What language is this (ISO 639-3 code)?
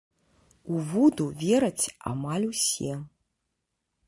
bel